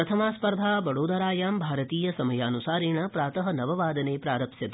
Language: Sanskrit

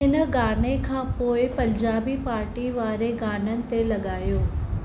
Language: Sindhi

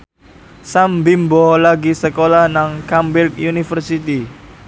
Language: Javanese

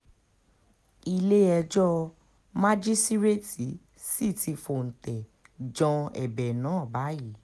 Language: Yoruba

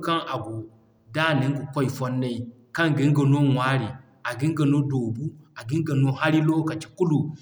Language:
Zarma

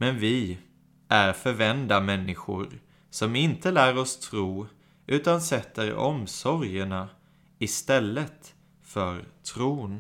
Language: Swedish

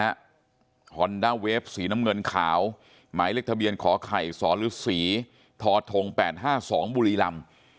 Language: Thai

